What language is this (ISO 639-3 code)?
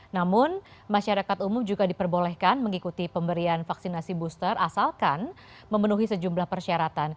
ind